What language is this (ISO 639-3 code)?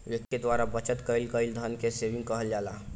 bho